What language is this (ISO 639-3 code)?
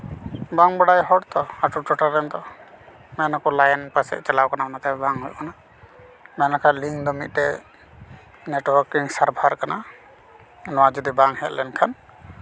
sat